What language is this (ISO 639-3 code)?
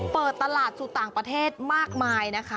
tha